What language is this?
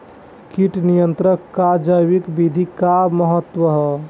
Bhojpuri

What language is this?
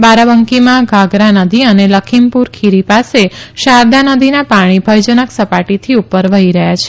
Gujarati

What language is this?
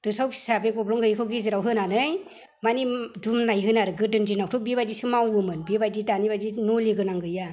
Bodo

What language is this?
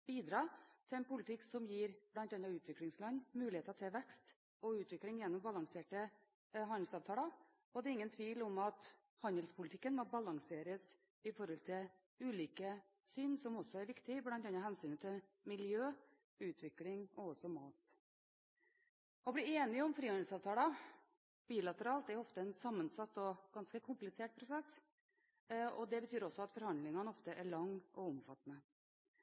Norwegian Bokmål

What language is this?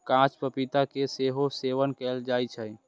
Maithili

